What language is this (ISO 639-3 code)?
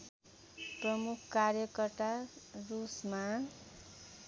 nep